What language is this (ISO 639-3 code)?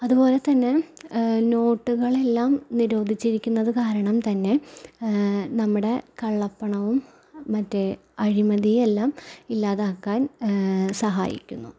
mal